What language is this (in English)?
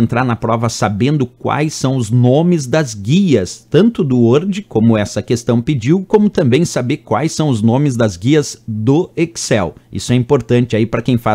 Portuguese